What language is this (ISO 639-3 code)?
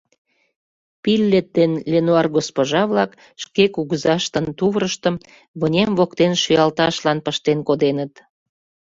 chm